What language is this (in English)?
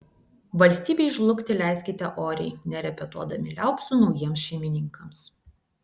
Lithuanian